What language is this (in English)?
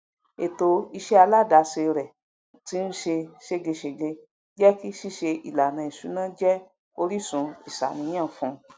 Yoruba